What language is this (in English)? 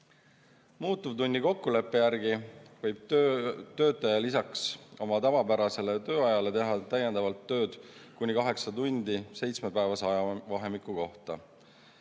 Estonian